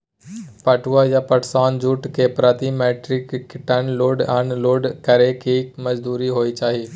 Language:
Maithili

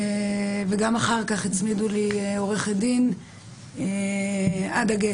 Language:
Hebrew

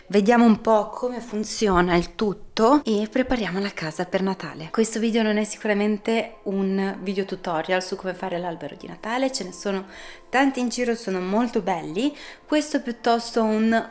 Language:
Italian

